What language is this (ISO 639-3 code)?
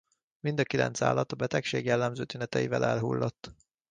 hun